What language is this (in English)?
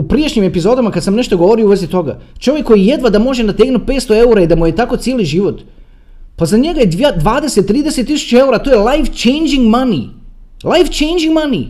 Croatian